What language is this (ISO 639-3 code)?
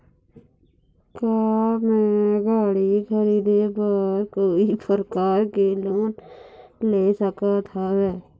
hne